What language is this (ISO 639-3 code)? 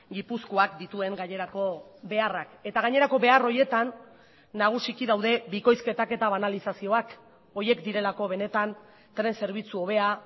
eus